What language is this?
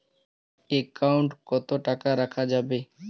Bangla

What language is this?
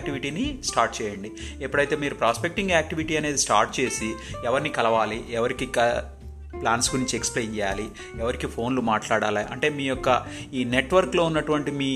Telugu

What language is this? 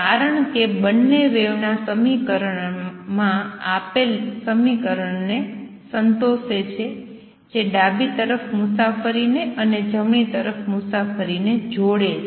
Gujarati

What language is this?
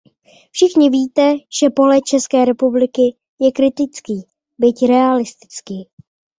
Czech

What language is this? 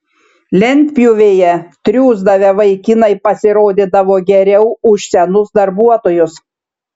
Lithuanian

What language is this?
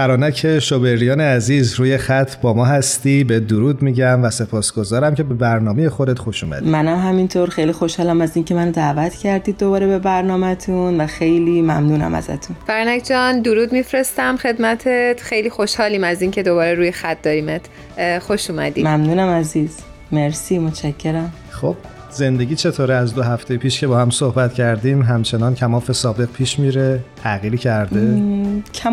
Persian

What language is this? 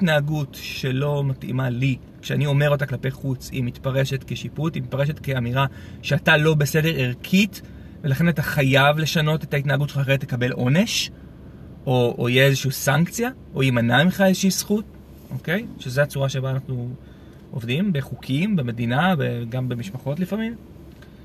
Hebrew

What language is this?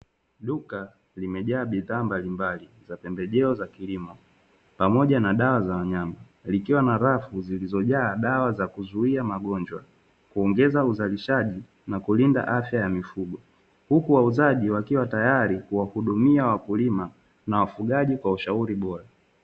Swahili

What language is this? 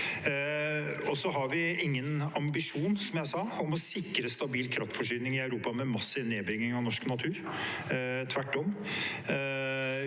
Norwegian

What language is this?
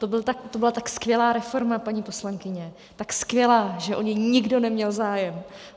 Czech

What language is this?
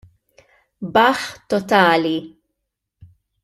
Maltese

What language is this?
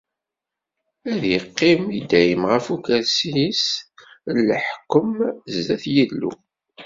Kabyle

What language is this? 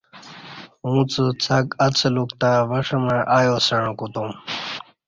Kati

